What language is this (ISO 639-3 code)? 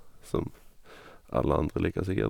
nor